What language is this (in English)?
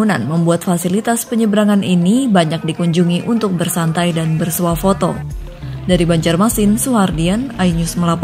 Indonesian